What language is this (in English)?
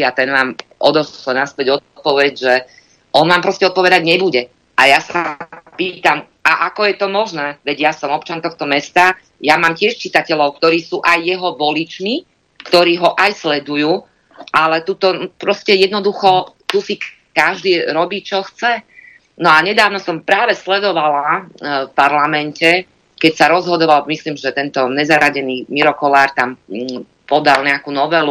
Slovak